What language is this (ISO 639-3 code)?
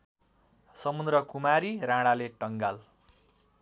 nep